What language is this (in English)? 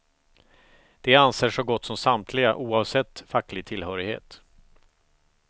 Swedish